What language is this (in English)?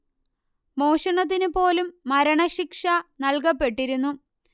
Malayalam